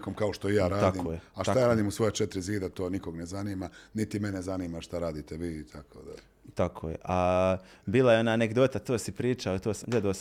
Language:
Croatian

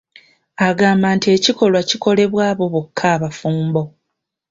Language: Ganda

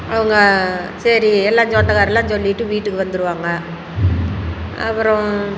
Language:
Tamil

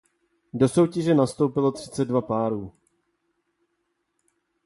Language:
Czech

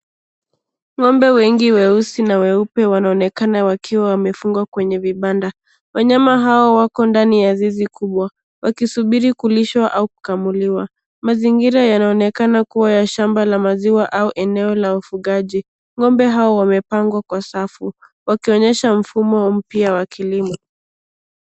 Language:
Swahili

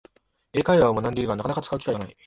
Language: Japanese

